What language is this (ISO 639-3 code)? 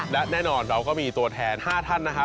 tha